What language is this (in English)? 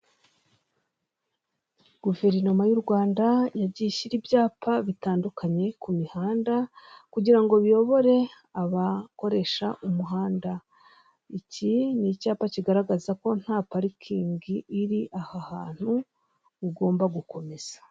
Kinyarwanda